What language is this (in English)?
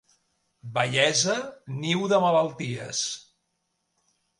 Catalan